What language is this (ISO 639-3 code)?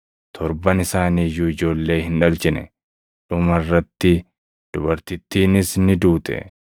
orm